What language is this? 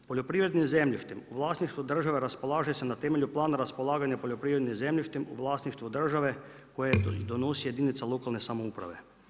Croatian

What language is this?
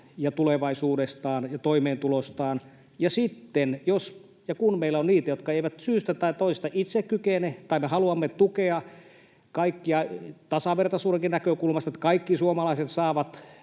Finnish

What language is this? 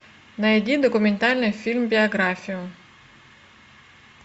Russian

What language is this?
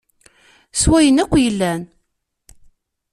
Kabyle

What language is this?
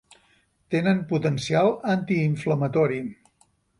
Catalan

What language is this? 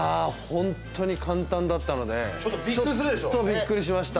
Japanese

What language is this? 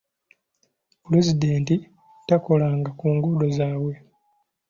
Ganda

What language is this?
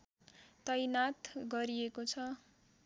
Nepali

